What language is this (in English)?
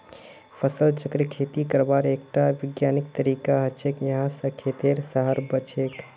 Magahi